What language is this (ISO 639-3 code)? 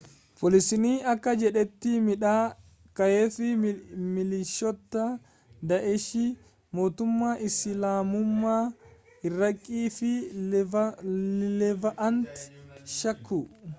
orm